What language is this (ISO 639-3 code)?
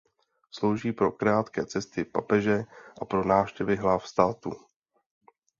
ces